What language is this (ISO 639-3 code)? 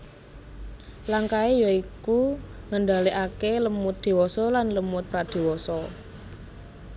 jav